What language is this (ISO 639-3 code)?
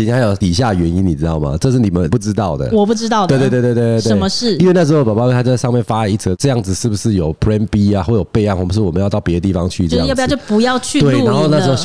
zho